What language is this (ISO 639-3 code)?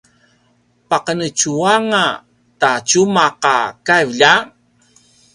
pwn